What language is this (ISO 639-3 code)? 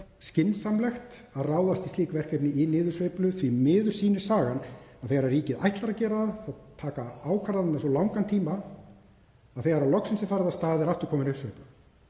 isl